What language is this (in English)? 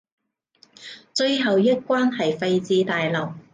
Cantonese